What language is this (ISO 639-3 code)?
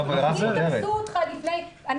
heb